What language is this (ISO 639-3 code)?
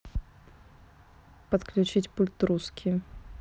rus